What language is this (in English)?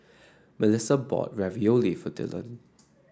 English